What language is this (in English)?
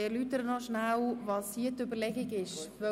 Swiss German